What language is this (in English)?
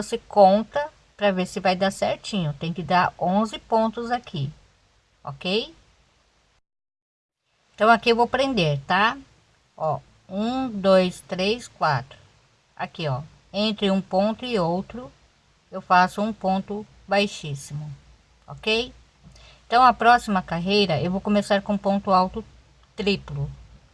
Portuguese